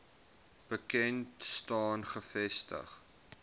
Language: Afrikaans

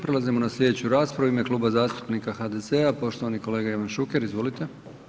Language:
Croatian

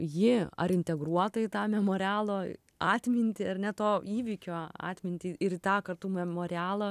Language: Lithuanian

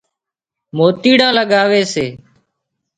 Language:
Wadiyara Koli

